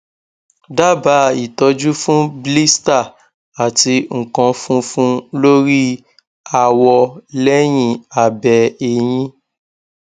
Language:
Yoruba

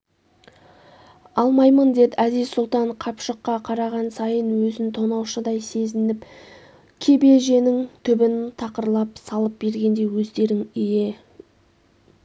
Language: Kazakh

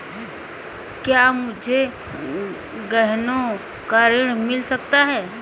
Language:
Hindi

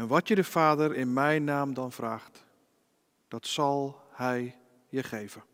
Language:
Dutch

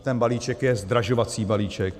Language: Czech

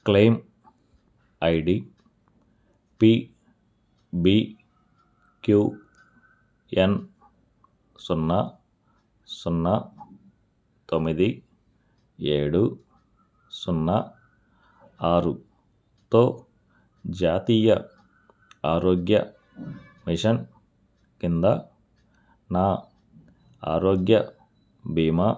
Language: Telugu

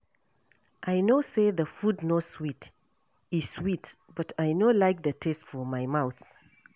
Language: Nigerian Pidgin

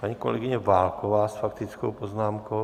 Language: Czech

